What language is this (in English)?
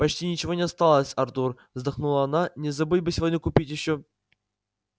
Russian